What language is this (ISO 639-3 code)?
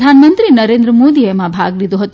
guj